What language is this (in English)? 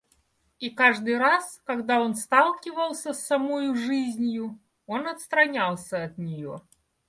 Russian